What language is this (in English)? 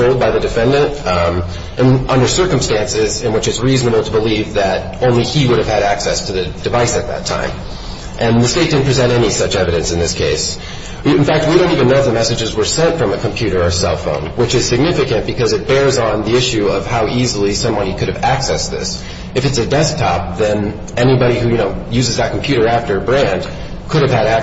English